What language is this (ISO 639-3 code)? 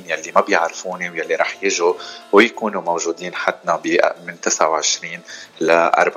ara